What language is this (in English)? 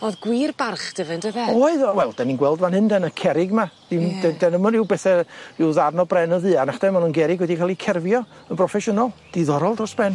Welsh